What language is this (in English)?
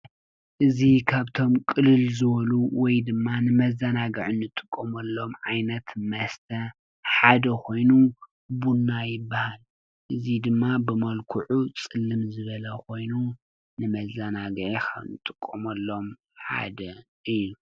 Tigrinya